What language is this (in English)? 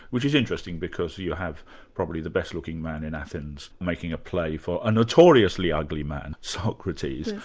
English